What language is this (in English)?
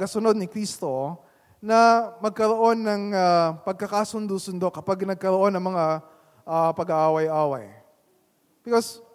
Filipino